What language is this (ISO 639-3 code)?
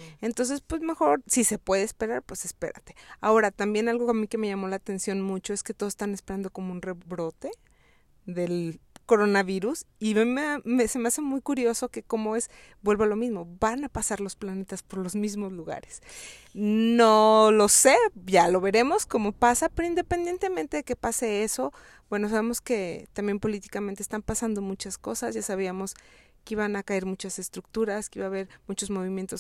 spa